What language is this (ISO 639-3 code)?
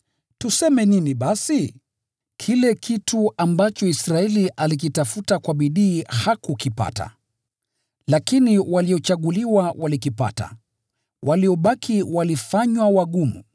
swa